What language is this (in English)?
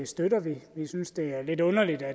Danish